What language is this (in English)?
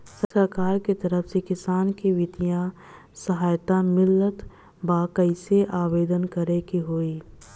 Bhojpuri